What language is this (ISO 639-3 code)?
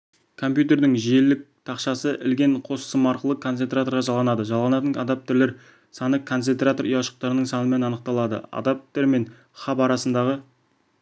kaz